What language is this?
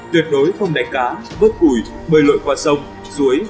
Vietnamese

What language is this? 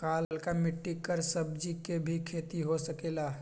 Magahi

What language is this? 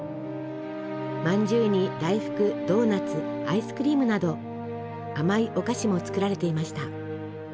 Japanese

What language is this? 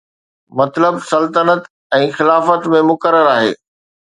Sindhi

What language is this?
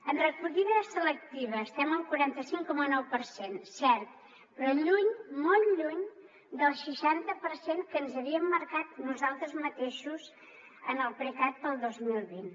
Catalan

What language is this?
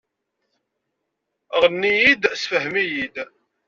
Kabyle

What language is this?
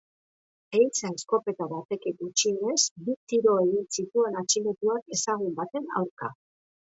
Basque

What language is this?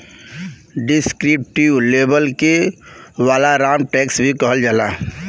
Bhojpuri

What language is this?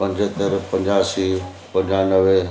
Sindhi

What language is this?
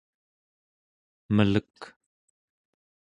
Central Yupik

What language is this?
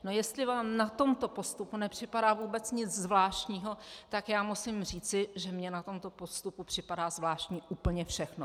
Czech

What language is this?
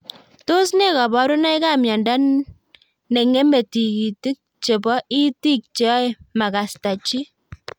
Kalenjin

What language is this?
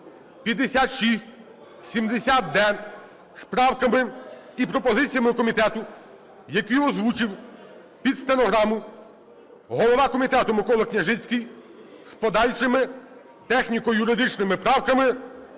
Ukrainian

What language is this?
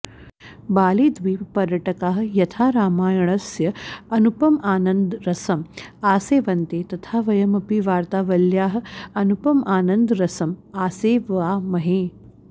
Sanskrit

